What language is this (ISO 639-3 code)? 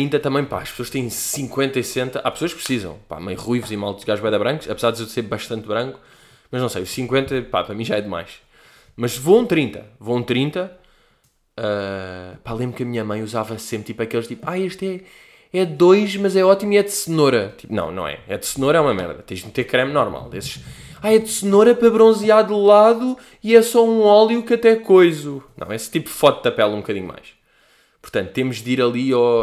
por